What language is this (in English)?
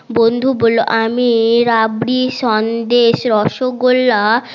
Bangla